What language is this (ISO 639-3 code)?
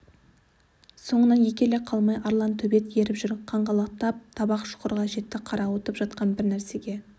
kaz